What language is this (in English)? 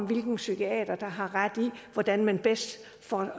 Danish